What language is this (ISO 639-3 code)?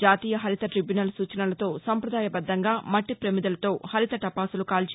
tel